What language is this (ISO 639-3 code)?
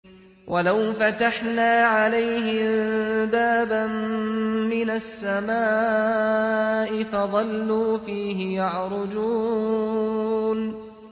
ara